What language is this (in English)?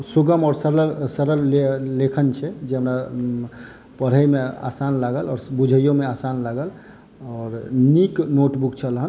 Maithili